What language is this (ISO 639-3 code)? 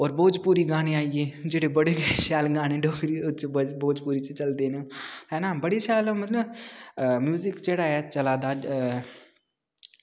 doi